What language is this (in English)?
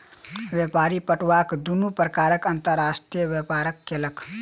Maithili